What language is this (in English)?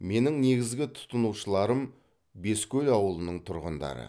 Kazakh